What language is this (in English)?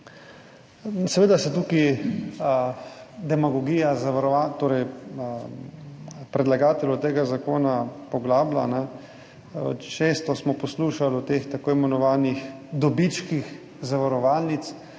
Slovenian